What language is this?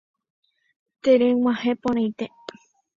Guarani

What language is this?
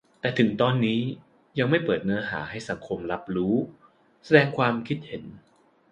Thai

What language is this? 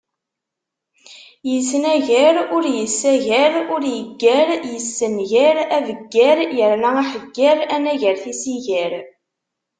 Kabyle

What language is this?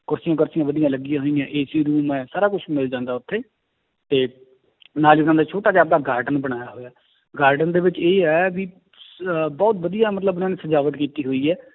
Punjabi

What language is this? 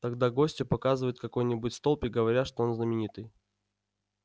Russian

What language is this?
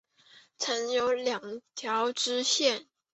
Chinese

